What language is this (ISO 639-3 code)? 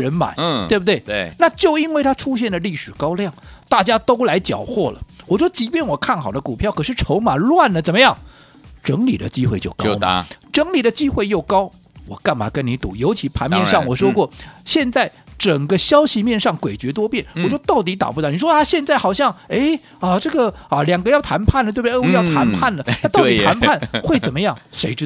zho